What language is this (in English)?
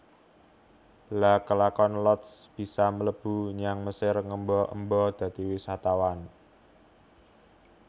Javanese